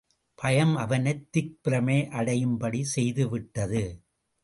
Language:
Tamil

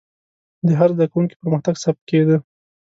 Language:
Pashto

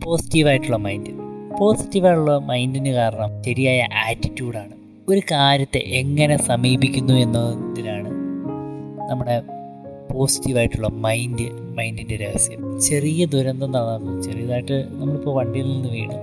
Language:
Malayalam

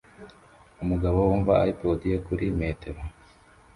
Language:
Kinyarwanda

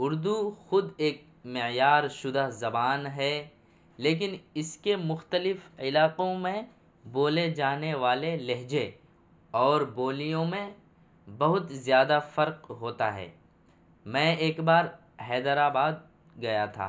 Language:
Urdu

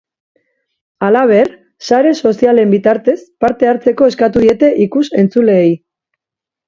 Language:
Basque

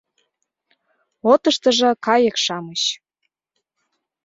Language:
Mari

